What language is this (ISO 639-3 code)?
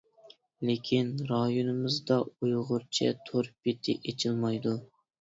uig